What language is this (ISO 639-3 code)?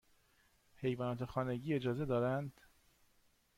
fas